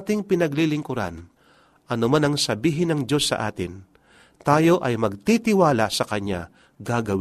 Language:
Filipino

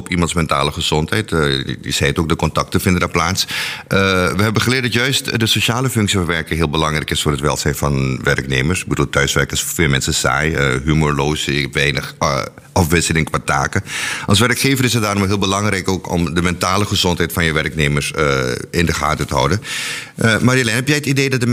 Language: Dutch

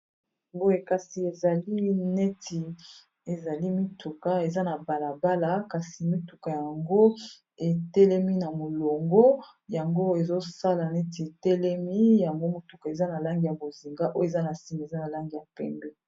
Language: Lingala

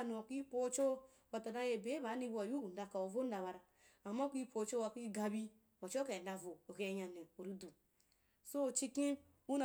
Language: Wapan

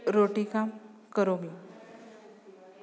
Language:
Sanskrit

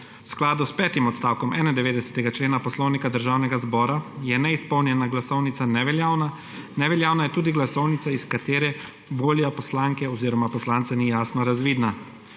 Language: Slovenian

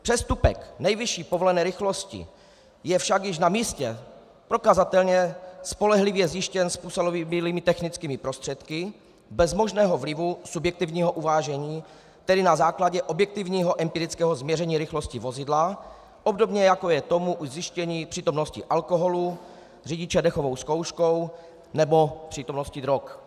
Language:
Czech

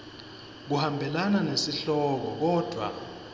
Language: Swati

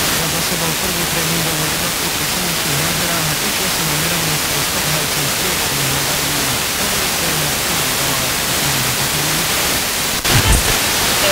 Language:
Dutch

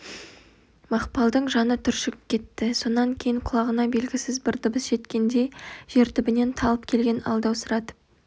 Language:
Kazakh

